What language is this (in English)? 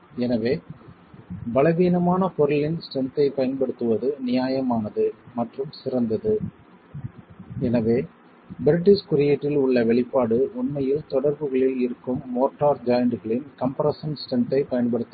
Tamil